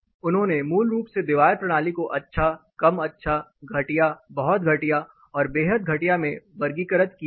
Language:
Hindi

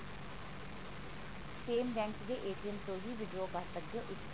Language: Punjabi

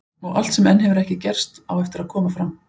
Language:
Icelandic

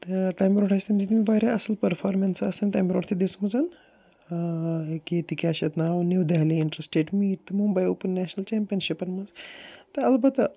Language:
Kashmiri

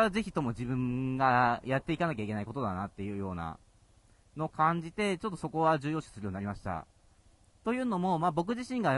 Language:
Japanese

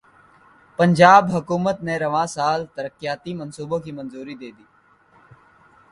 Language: Urdu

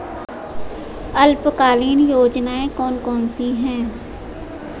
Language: Hindi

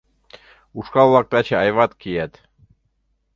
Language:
Mari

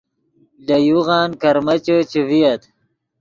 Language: Yidgha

